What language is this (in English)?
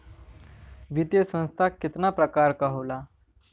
Bhojpuri